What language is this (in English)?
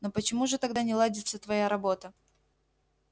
Russian